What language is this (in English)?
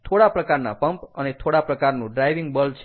Gujarati